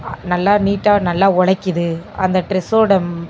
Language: Tamil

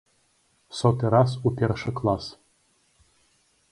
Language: Belarusian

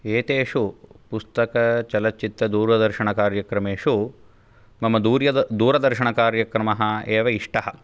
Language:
Sanskrit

